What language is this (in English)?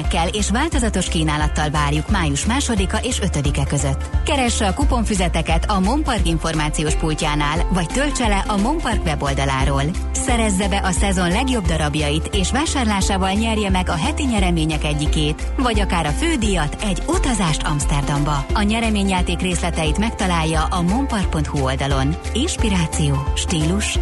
Hungarian